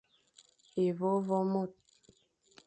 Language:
Fang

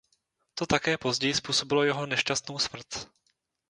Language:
Czech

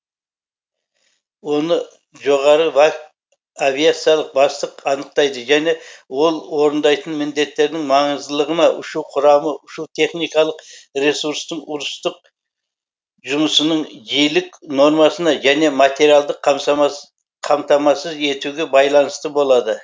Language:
Kazakh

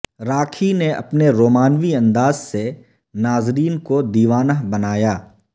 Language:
Urdu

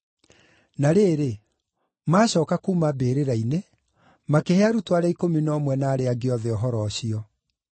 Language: Kikuyu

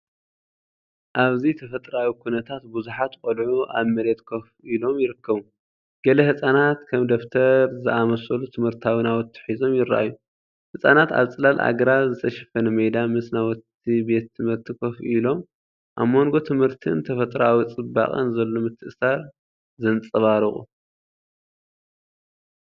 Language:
Tigrinya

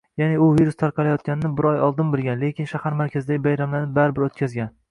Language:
Uzbek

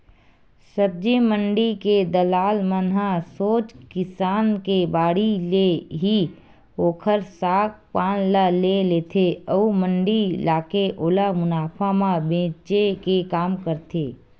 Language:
Chhattisgarhi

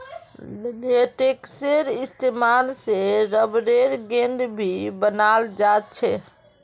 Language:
Magahi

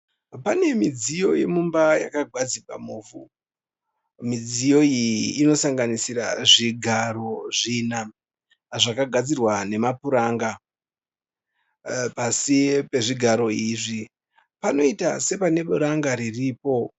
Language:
Shona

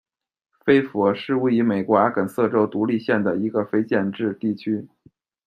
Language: Chinese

